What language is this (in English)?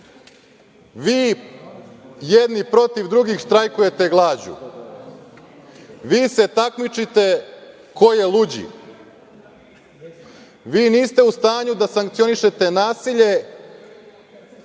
Serbian